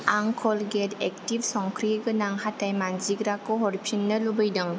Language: Bodo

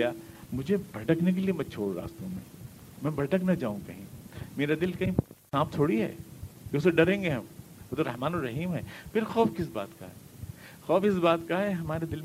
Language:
Urdu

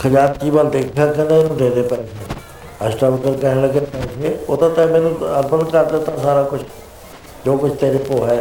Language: Punjabi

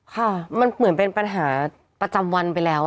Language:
Thai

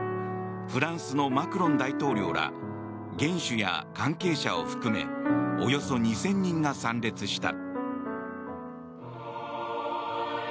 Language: Japanese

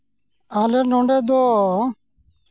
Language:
Santali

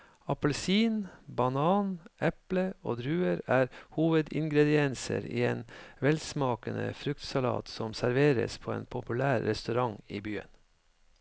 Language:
Norwegian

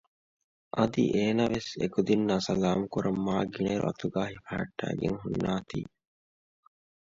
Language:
Divehi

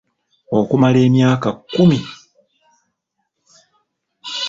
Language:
Ganda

